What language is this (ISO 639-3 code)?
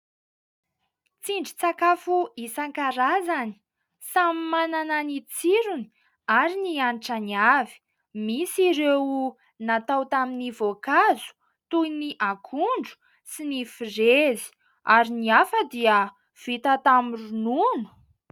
mlg